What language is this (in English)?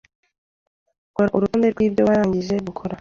Kinyarwanda